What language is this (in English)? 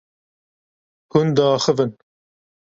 Kurdish